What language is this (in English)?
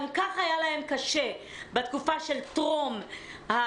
Hebrew